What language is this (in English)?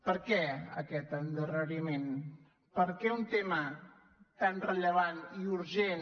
Catalan